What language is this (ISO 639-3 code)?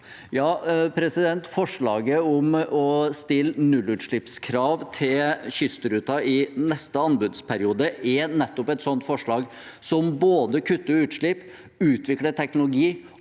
nor